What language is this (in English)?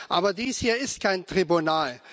German